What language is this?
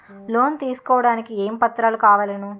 Telugu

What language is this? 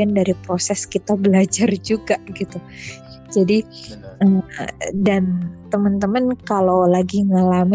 Indonesian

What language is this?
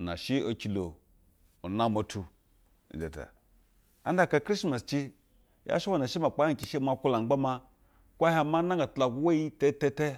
Basa (Nigeria)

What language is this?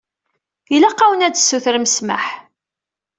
Kabyle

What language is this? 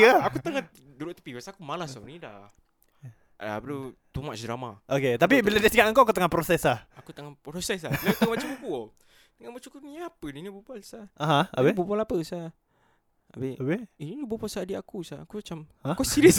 Malay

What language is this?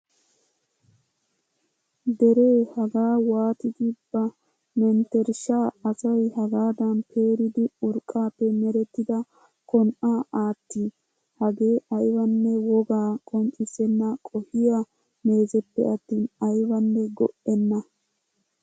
Wolaytta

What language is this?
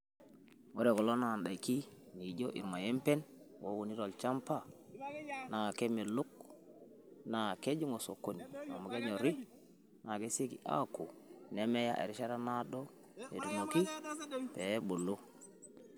Masai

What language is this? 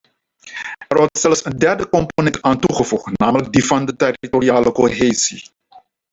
Dutch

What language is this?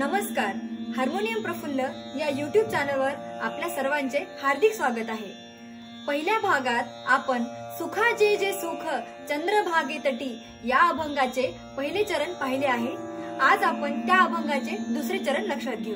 Indonesian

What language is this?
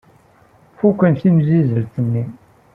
Kabyle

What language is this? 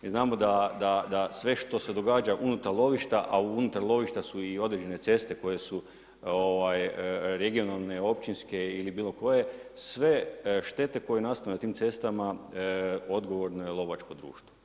Croatian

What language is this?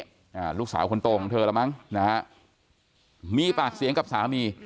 Thai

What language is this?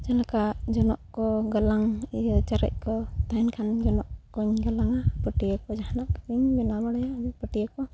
Santali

